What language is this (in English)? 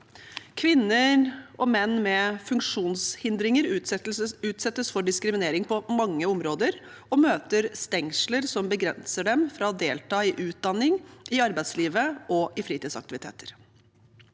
Norwegian